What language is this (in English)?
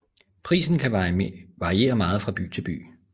Danish